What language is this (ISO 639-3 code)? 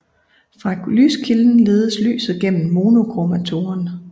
dan